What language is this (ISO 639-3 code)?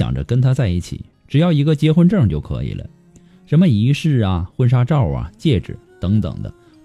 zho